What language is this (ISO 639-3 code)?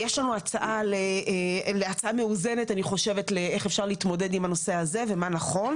heb